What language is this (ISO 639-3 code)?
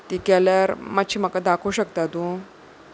kok